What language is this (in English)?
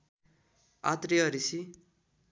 Nepali